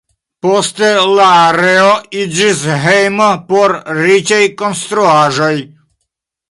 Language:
Esperanto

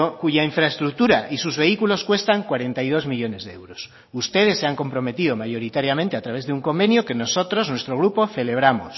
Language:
Spanish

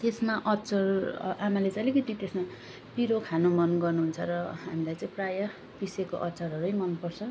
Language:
Nepali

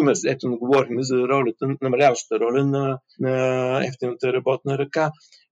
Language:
Bulgarian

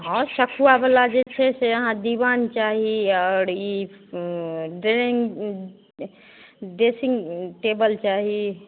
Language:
Maithili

